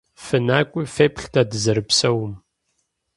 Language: Kabardian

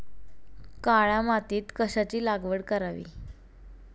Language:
Marathi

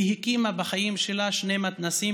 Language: Hebrew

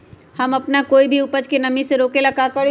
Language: Magahi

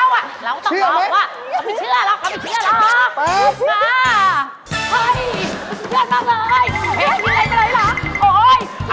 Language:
Thai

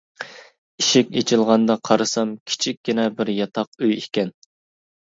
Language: Uyghur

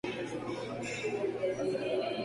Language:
Spanish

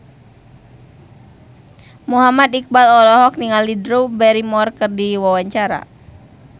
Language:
Sundanese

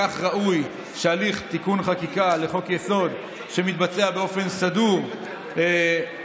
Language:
Hebrew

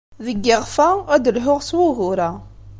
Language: Kabyle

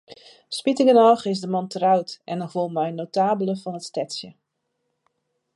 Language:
Western Frisian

